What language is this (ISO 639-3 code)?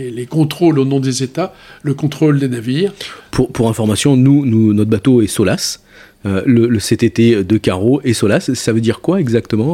fra